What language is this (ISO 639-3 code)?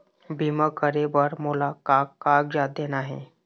hne